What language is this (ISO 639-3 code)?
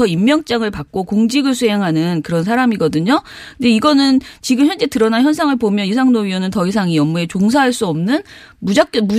kor